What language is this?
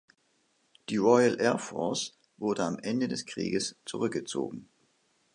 German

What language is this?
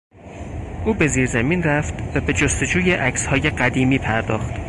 Persian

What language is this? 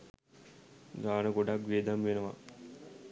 Sinhala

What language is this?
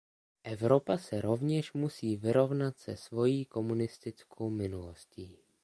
Czech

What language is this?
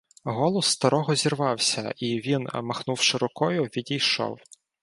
Ukrainian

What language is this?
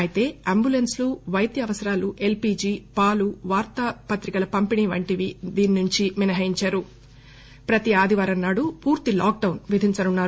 Telugu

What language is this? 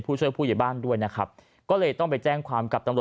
Thai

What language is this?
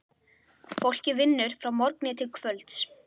Icelandic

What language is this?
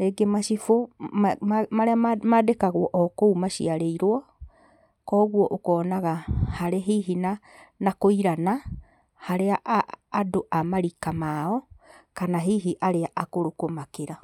Kikuyu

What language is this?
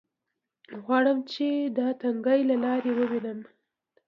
Pashto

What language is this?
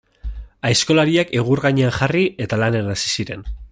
Basque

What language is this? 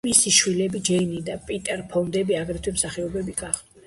Georgian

